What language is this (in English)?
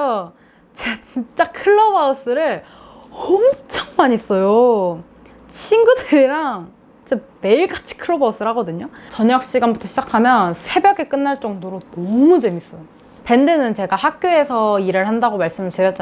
Korean